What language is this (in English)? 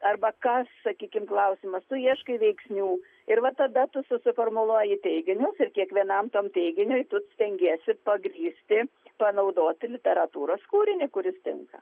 Lithuanian